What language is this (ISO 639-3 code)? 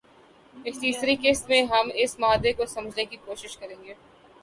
urd